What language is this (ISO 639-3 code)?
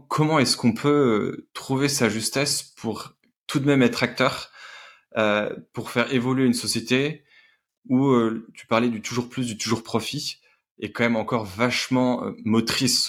fra